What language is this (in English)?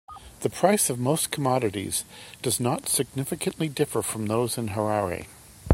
English